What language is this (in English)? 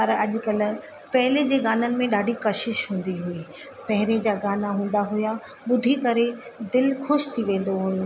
Sindhi